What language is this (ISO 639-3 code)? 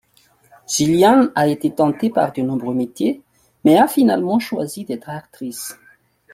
fra